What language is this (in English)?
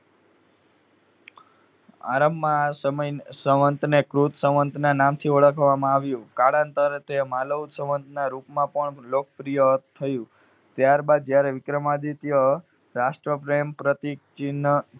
Gujarati